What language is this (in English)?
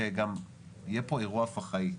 Hebrew